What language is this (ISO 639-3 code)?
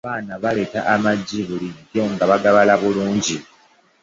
lug